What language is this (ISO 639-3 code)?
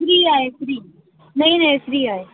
snd